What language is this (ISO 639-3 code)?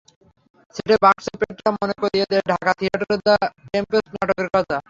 ben